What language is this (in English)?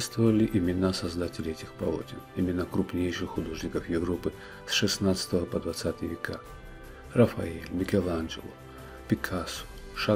Russian